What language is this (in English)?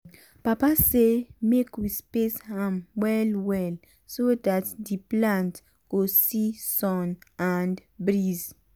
Nigerian Pidgin